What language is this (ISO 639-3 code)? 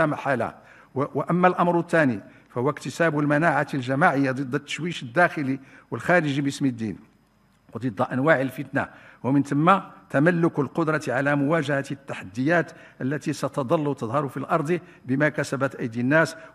ara